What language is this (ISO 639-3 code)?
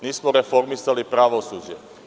srp